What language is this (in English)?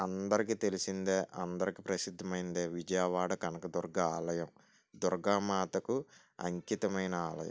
Telugu